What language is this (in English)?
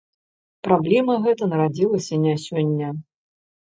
Belarusian